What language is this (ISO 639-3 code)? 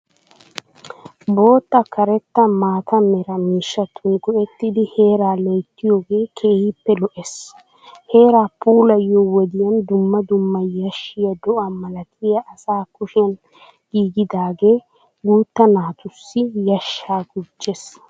wal